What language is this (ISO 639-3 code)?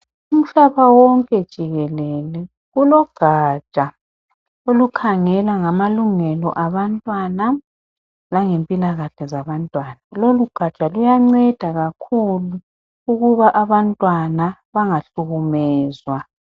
nde